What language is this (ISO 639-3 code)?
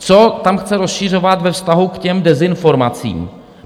ces